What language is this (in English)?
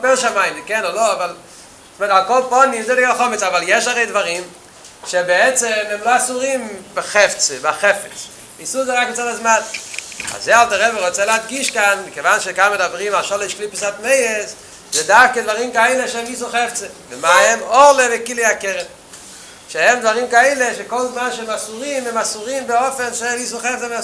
Hebrew